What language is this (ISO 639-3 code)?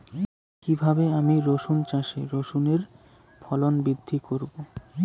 ben